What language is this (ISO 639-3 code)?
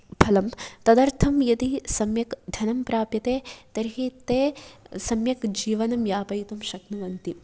san